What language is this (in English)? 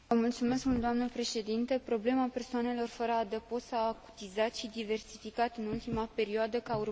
Romanian